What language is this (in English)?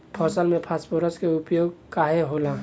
Bhojpuri